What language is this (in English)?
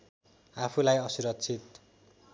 Nepali